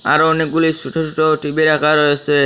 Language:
Bangla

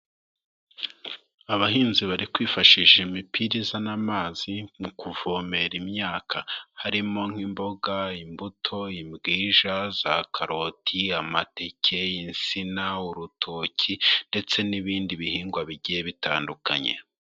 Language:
Kinyarwanda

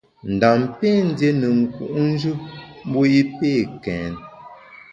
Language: Bamun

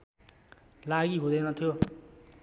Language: Nepali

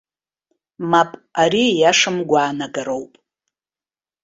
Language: Abkhazian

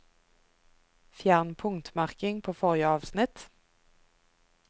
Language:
Norwegian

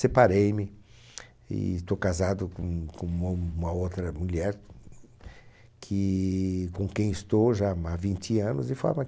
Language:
Portuguese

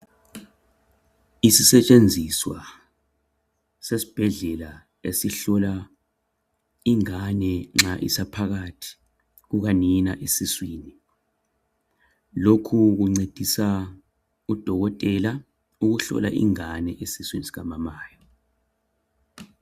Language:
North Ndebele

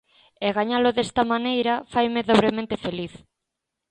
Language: Galician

